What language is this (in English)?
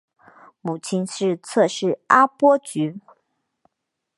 Chinese